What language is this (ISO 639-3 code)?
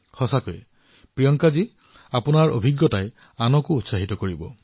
asm